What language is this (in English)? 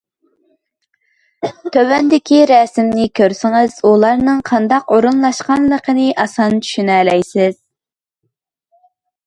Uyghur